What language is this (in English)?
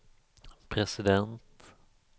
Swedish